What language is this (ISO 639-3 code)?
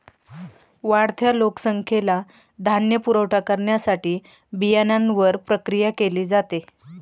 mar